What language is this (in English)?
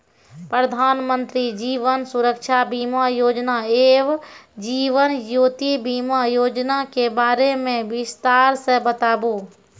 Maithili